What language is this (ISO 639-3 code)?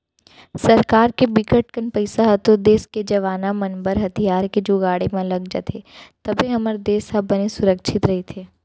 hne